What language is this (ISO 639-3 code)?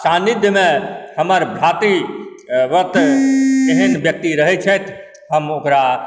mai